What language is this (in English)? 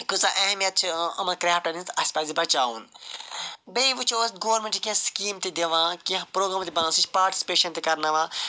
Kashmiri